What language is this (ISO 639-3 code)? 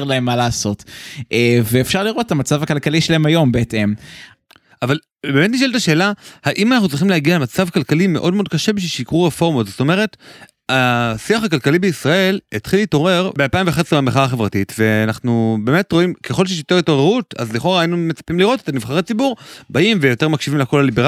heb